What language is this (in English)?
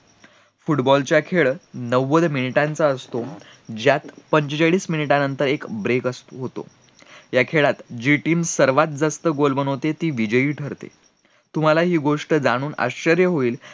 Marathi